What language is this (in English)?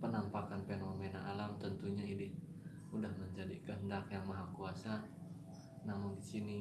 Indonesian